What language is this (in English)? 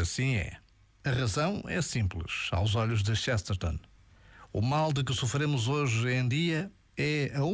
Portuguese